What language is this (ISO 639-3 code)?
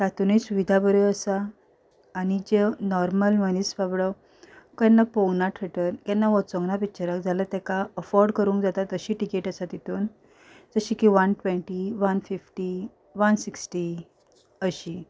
kok